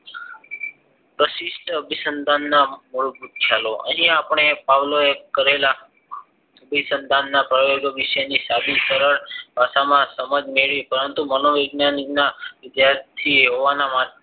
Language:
Gujarati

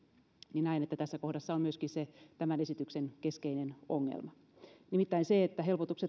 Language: Finnish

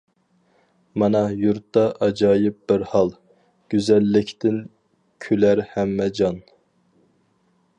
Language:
Uyghur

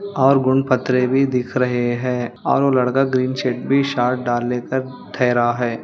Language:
Hindi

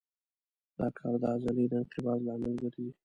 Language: Pashto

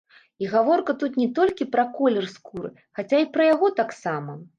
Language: Belarusian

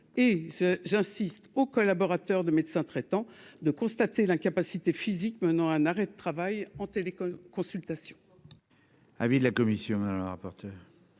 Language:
French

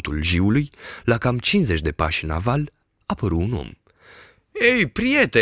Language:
Romanian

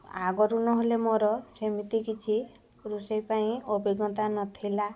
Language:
Odia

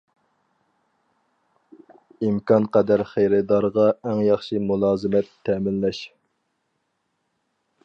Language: Uyghur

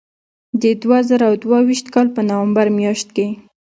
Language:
Pashto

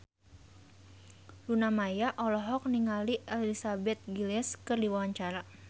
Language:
Sundanese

